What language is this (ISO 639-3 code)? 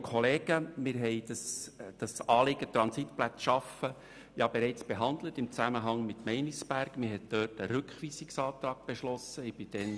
gsw